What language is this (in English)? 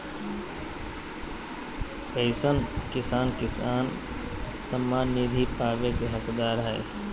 Magahi